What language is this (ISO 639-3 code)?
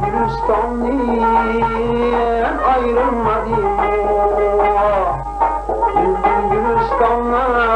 uzb